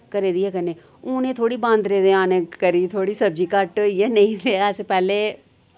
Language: Dogri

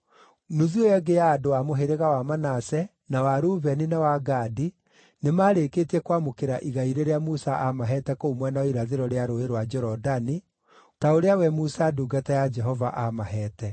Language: Kikuyu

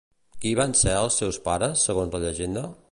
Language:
Catalan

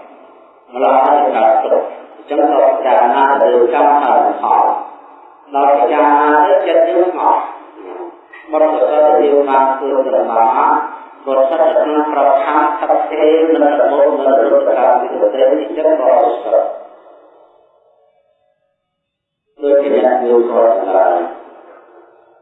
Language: Indonesian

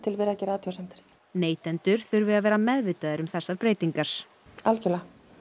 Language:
Icelandic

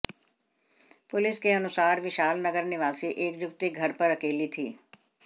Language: Hindi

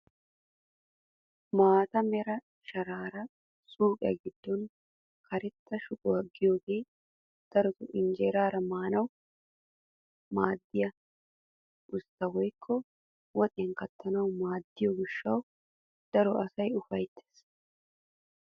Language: Wolaytta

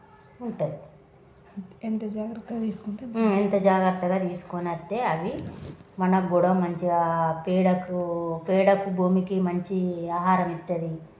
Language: Telugu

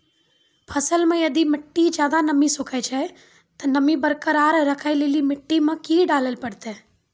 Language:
Maithili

